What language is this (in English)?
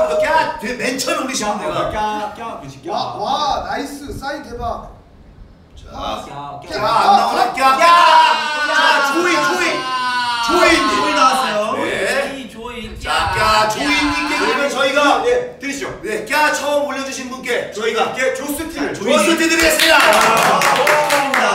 Korean